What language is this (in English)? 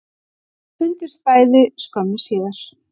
Icelandic